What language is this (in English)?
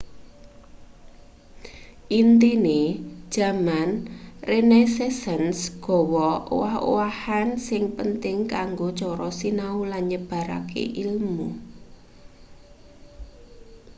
Javanese